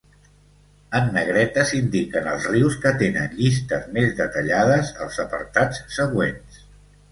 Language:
Catalan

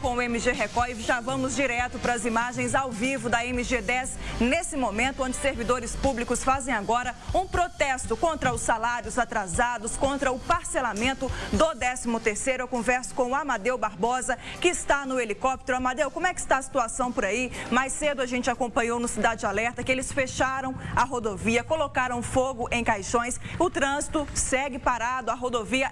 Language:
Portuguese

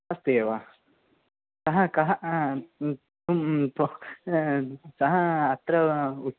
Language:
Sanskrit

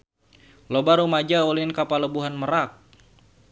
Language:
Sundanese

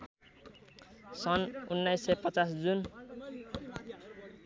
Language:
Nepali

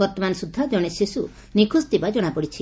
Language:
Odia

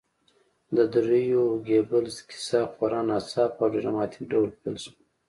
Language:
Pashto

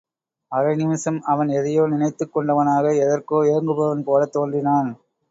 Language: Tamil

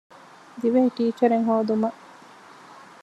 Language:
Divehi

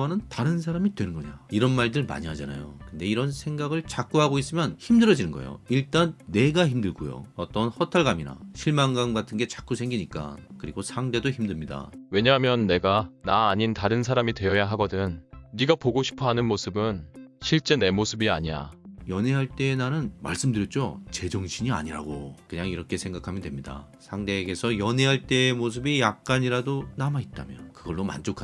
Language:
Korean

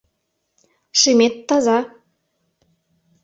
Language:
Mari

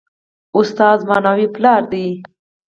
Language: Pashto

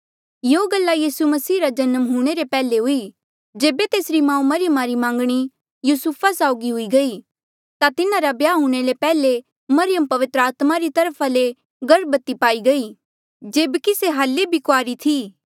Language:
Mandeali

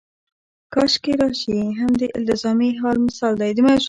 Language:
Pashto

